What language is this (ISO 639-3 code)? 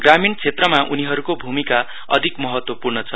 nep